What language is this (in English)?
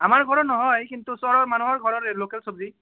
Assamese